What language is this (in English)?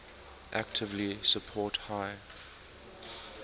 English